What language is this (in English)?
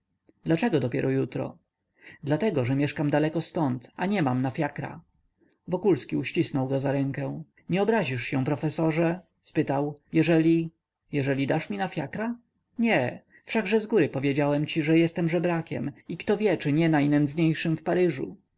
Polish